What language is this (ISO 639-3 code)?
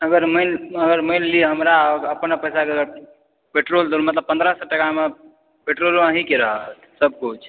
mai